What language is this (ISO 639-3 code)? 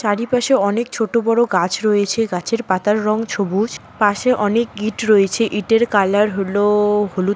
ben